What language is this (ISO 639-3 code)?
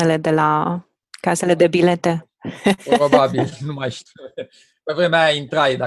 ron